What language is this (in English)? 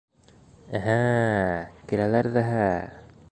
Bashkir